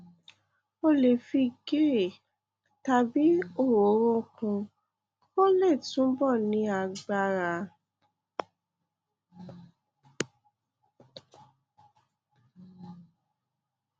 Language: Yoruba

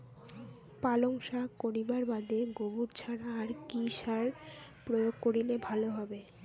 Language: Bangla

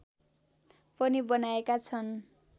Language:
Nepali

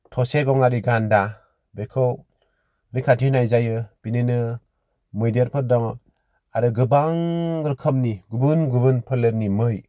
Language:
Bodo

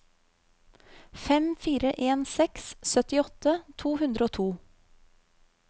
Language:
Norwegian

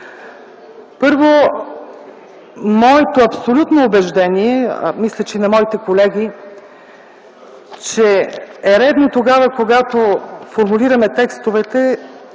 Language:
Bulgarian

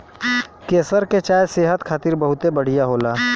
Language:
Bhojpuri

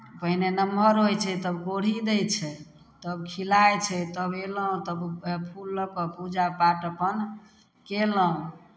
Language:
Maithili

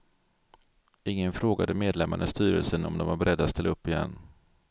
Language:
Swedish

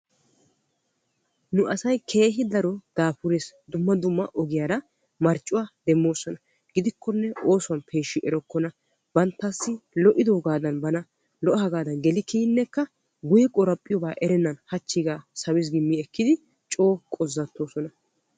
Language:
Wolaytta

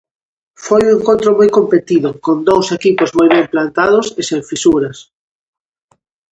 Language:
Galician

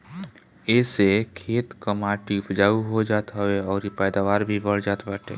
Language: Bhojpuri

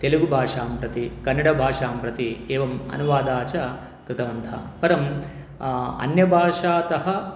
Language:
Sanskrit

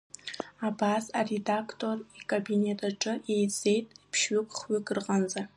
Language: Abkhazian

